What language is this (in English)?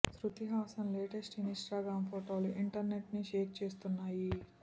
Telugu